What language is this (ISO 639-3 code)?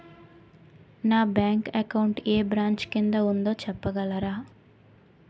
tel